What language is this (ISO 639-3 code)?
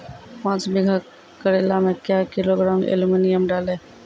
mai